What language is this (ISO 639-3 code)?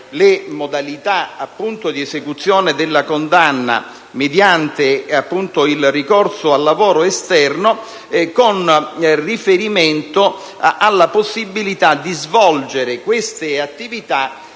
ita